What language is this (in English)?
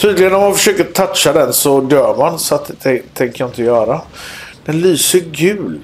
Swedish